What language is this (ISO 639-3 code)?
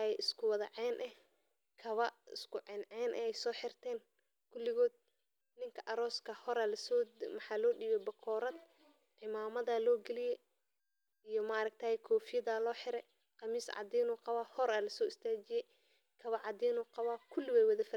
som